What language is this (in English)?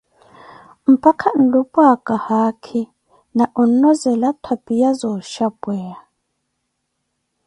Koti